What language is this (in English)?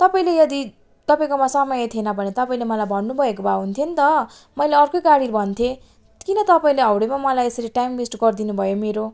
Nepali